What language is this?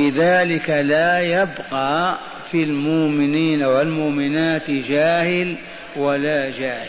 Arabic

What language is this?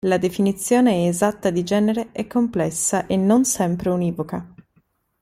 Italian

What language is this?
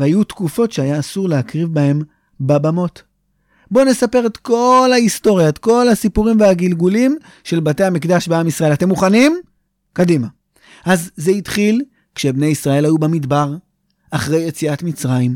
Hebrew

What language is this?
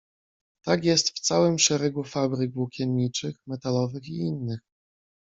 Polish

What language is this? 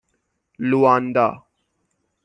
Persian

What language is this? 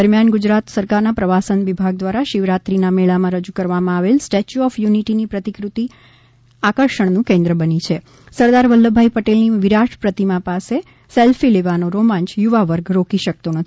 Gujarati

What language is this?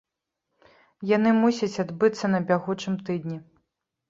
Belarusian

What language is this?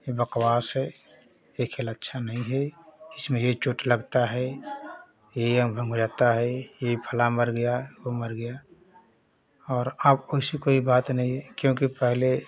Hindi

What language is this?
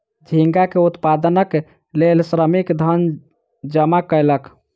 Maithili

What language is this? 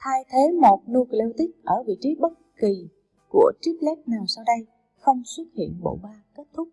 Vietnamese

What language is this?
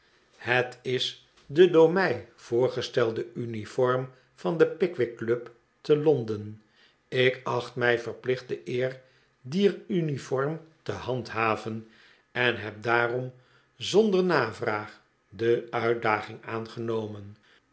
Dutch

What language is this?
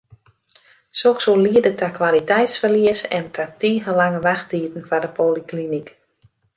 Western Frisian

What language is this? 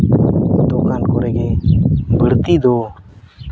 Santali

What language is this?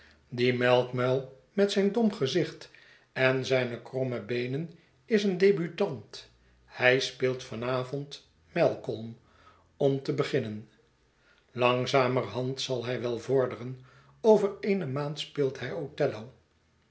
Dutch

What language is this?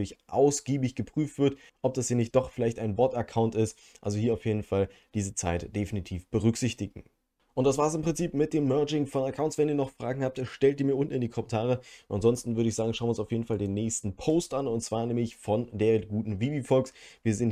German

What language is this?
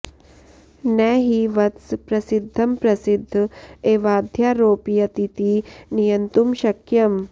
Sanskrit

